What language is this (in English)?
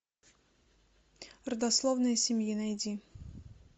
Russian